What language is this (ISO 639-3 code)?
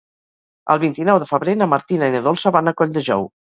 cat